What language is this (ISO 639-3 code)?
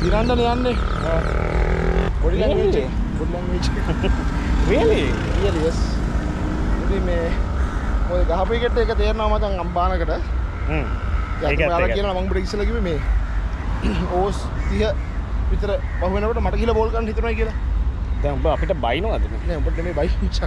ind